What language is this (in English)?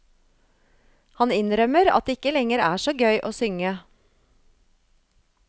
Norwegian